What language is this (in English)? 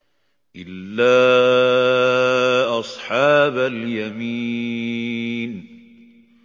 Arabic